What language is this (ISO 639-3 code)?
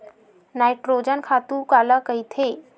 hne